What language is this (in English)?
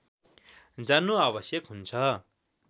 Nepali